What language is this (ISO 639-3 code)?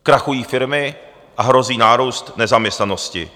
ces